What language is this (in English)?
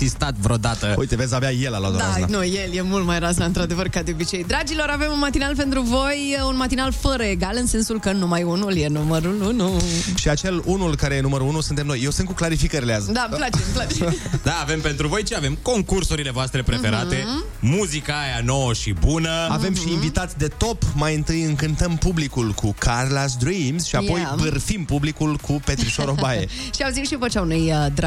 Romanian